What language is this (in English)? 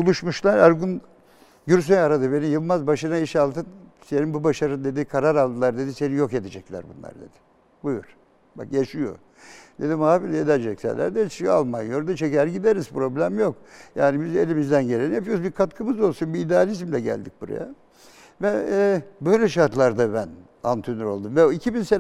Turkish